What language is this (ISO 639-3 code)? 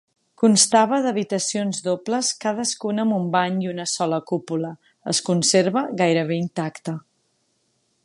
cat